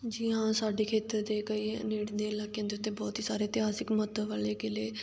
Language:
Punjabi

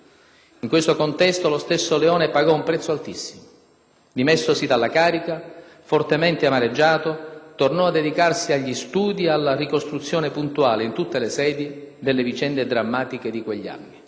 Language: Italian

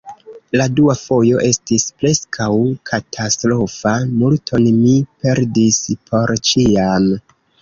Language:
Esperanto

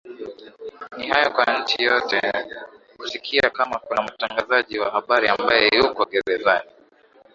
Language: Swahili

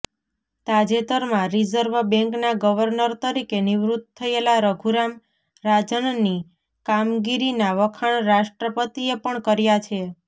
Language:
Gujarati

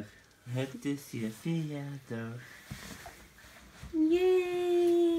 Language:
Dutch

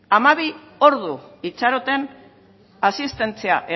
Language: Basque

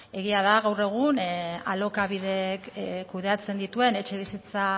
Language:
Basque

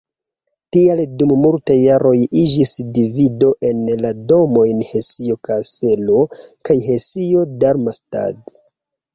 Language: Esperanto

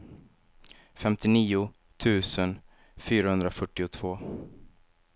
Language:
Swedish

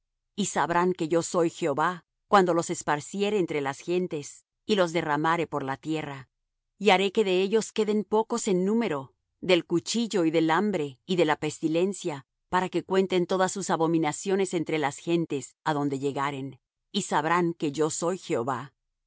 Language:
Spanish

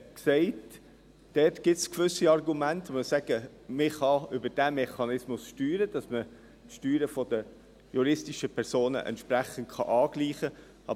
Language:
Swiss German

